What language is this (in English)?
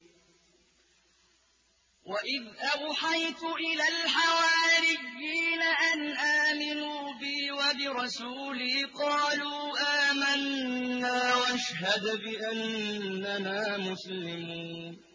Arabic